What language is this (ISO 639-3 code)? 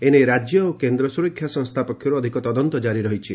ori